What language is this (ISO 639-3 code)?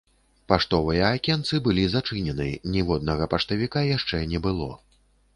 bel